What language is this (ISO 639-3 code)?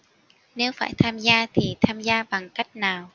vie